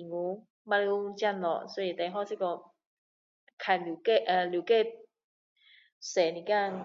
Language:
Min Dong Chinese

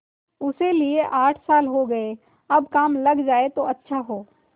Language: Hindi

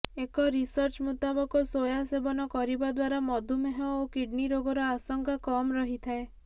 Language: Odia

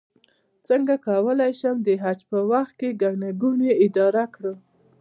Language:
Pashto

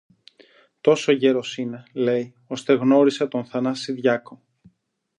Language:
Greek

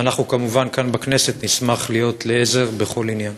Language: Hebrew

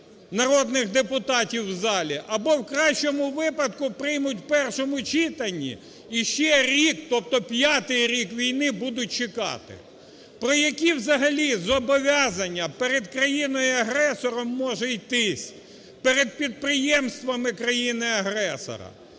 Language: Ukrainian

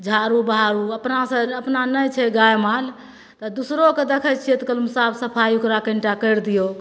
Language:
Maithili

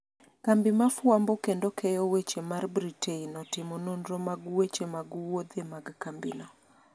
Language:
Luo (Kenya and Tanzania)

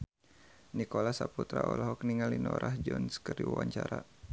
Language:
Sundanese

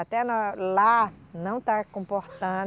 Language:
Portuguese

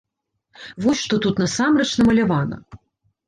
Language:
Belarusian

